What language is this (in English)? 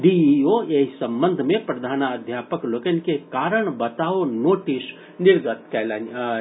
Maithili